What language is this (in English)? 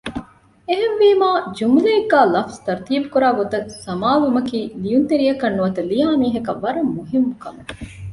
Divehi